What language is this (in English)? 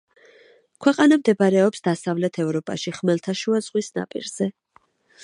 Georgian